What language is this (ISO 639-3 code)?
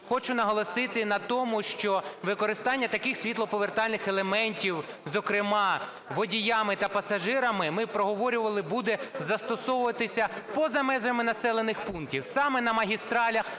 ukr